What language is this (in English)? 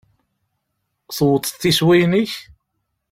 Kabyle